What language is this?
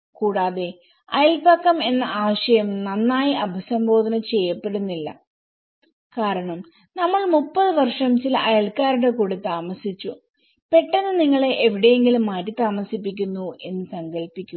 Malayalam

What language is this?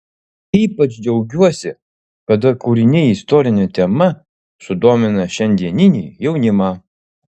Lithuanian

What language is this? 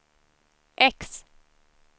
Swedish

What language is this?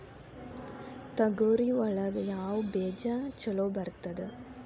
Kannada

